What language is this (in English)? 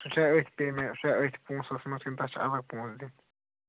Kashmiri